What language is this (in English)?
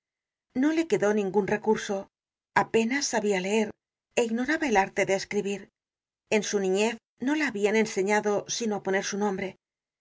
Spanish